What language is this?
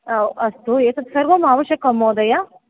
Sanskrit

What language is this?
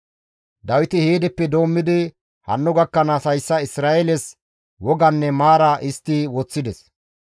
Gamo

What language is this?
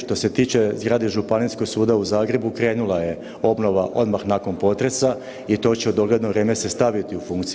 Croatian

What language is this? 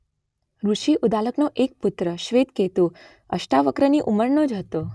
Gujarati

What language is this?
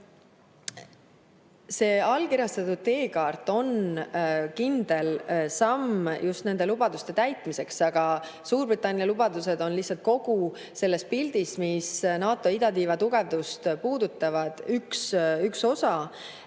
Estonian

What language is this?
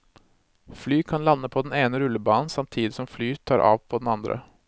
Norwegian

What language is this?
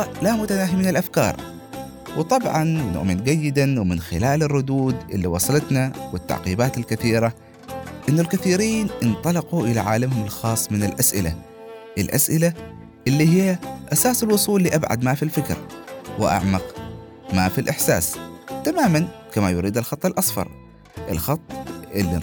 Arabic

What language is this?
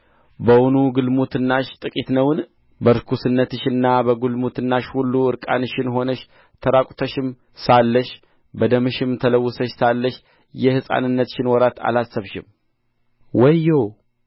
Amharic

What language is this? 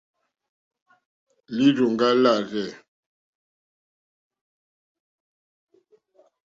Mokpwe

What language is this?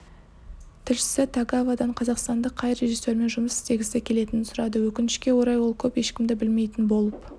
Kazakh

